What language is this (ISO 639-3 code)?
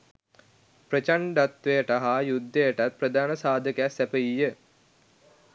sin